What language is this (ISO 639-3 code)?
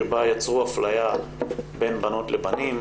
heb